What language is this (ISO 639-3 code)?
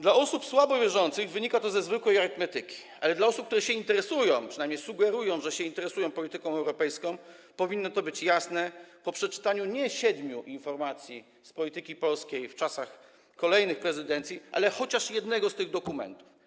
pol